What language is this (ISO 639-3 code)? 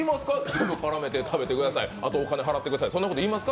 jpn